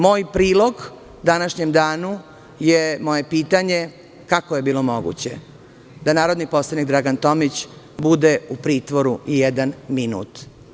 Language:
Serbian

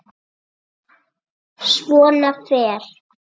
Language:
Icelandic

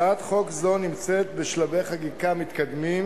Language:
Hebrew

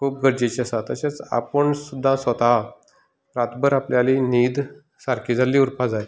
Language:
Konkani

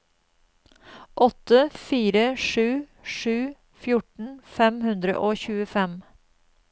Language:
Norwegian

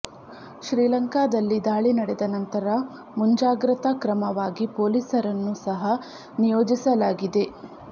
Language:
Kannada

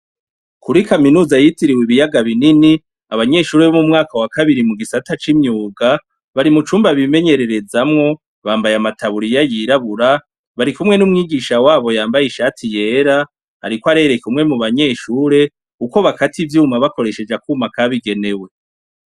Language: Rundi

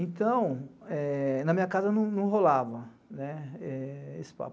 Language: Portuguese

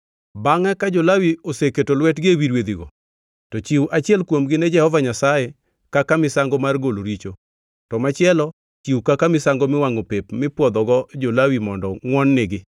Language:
Luo (Kenya and Tanzania)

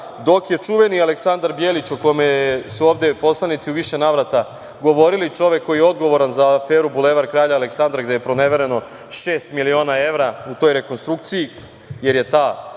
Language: Serbian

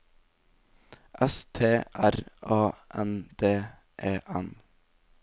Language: Norwegian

